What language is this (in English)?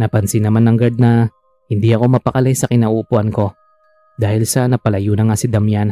Filipino